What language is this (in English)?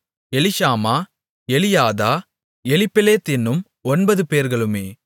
Tamil